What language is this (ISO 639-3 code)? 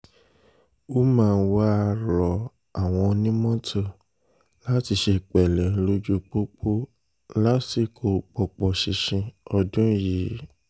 yor